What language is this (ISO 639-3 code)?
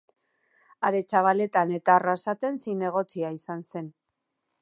eus